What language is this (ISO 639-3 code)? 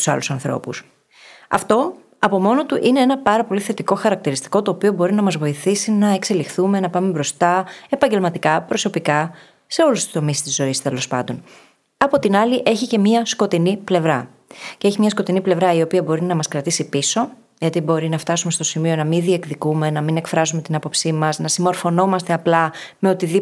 ell